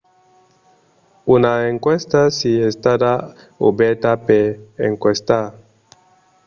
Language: Occitan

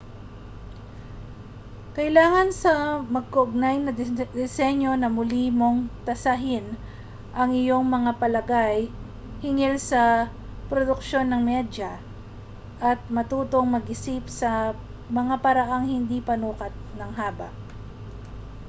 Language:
Filipino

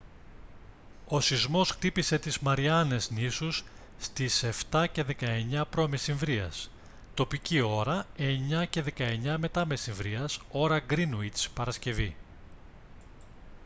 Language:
Greek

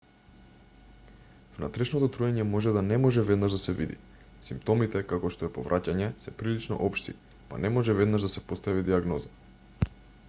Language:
Macedonian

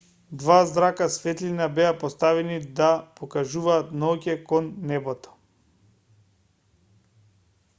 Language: Macedonian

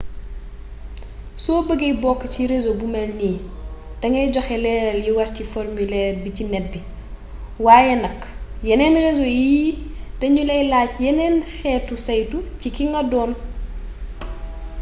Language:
Wolof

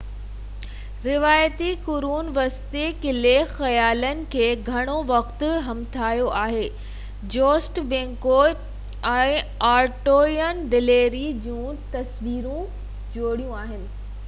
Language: Sindhi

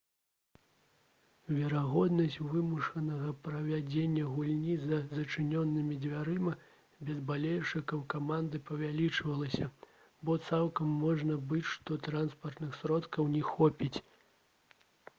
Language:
Belarusian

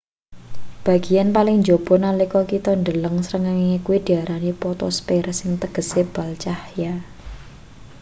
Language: Javanese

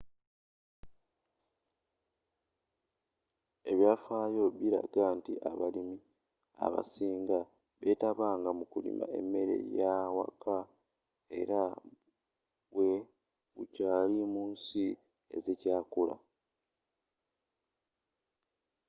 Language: Ganda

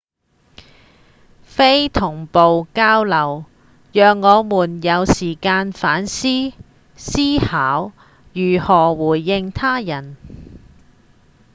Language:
Cantonese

